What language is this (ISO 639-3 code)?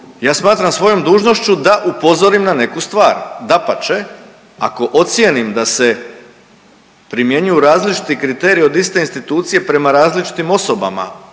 hrv